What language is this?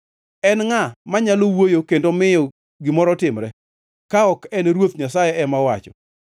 Luo (Kenya and Tanzania)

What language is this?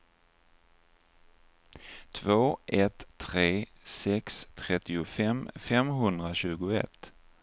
Swedish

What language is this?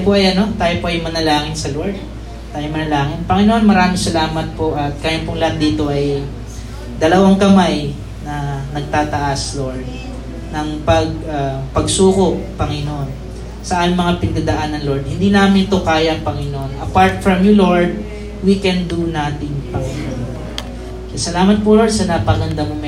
Filipino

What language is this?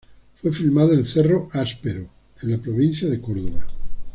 Spanish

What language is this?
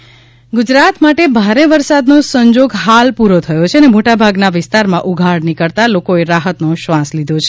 Gujarati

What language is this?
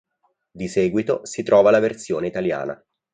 Italian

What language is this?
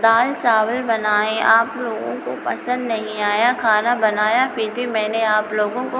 Hindi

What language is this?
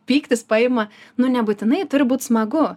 Lithuanian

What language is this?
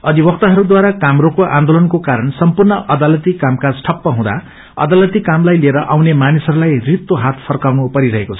Nepali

